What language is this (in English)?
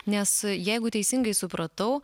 Lithuanian